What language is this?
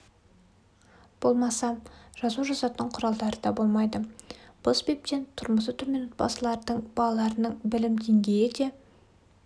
Kazakh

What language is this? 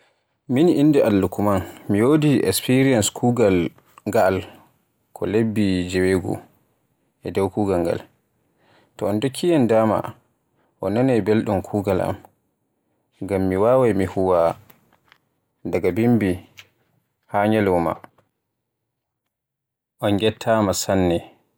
Borgu Fulfulde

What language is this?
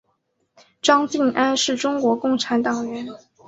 Chinese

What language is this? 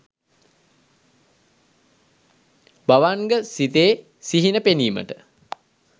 Sinhala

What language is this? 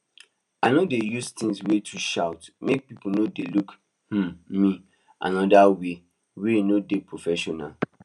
Nigerian Pidgin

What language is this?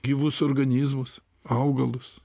Lithuanian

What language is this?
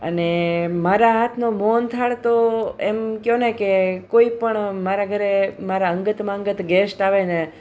Gujarati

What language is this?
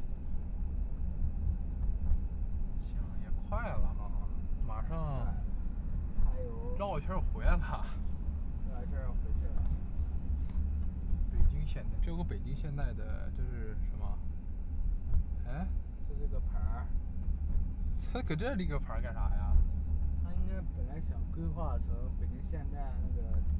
Chinese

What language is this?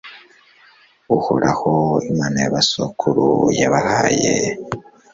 Kinyarwanda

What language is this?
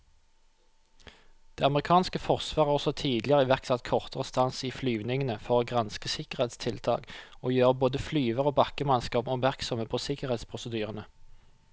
Norwegian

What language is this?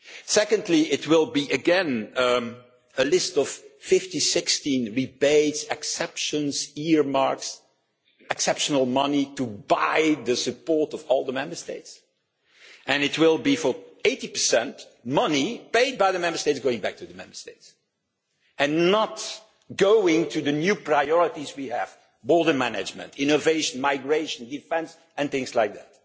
English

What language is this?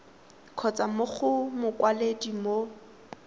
Tswana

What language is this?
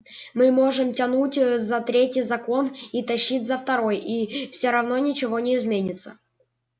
Russian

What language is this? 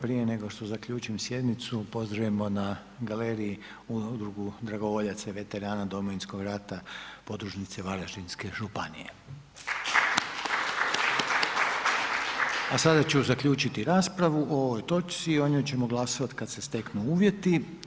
Croatian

